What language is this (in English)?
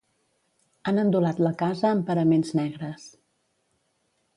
Catalan